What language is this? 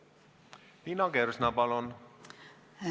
Estonian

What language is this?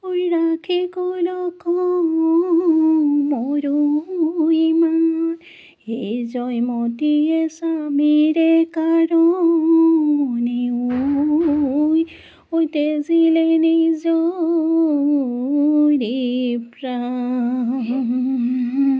Assamese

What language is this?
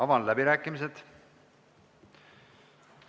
Estonian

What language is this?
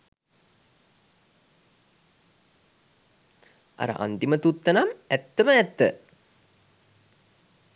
Sinhala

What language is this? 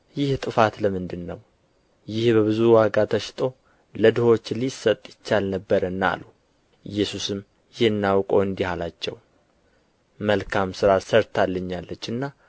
Amharic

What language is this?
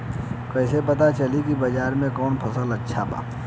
Bhojpuri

